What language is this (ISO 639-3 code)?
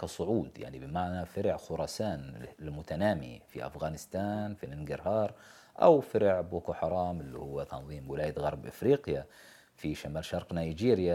ara